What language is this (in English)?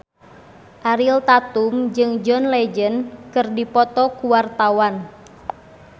Sundanese